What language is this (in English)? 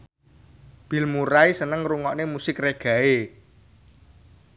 Javanese